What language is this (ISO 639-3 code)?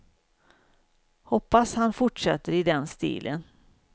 swe